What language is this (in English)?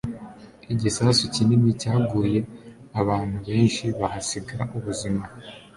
Kinyarwanda